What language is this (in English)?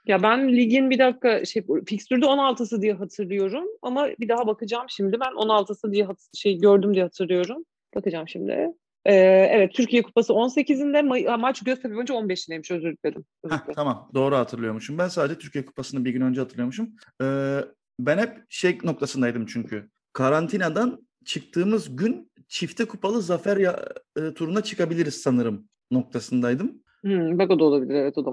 Turkish